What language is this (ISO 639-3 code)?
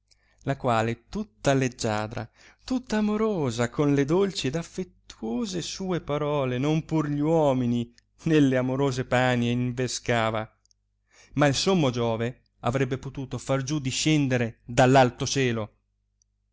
ita